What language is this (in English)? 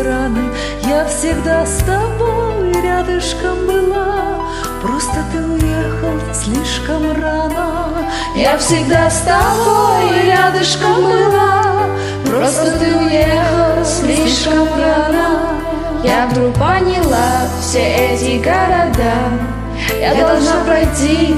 Russian